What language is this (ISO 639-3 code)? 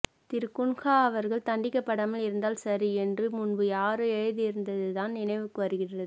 tam